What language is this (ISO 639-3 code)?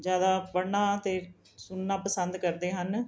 pan